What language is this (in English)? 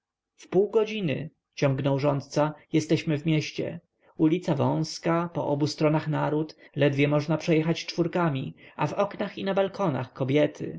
Polish